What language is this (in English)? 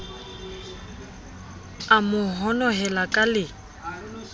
Southern Sotho